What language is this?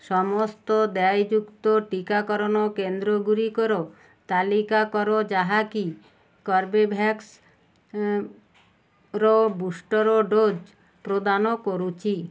Odia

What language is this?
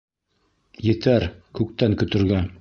Bashkir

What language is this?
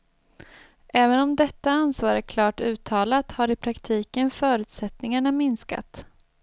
Swedish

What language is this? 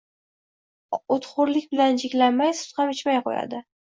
Uzbek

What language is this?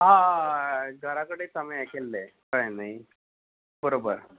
Konkani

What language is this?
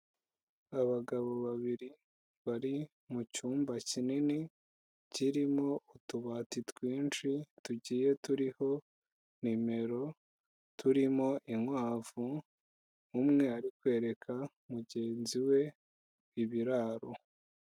Kinyarwanda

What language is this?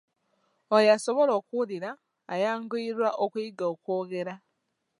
Ganda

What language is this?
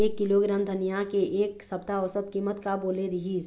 Chhattisgarhi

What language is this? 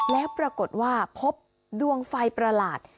Thai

